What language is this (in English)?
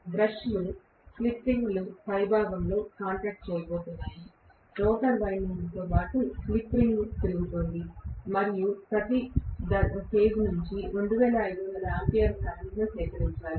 Telugu